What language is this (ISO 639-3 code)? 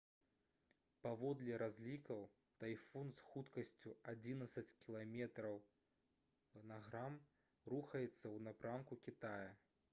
bel